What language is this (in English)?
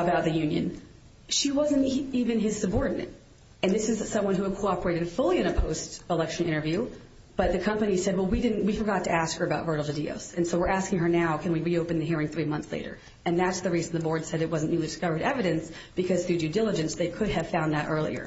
English